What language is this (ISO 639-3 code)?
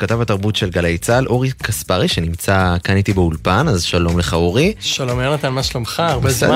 heb